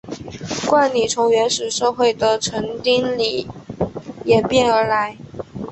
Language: Chinese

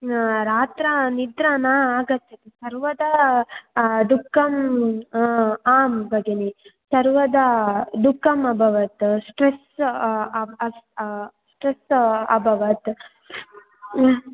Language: Sanskrit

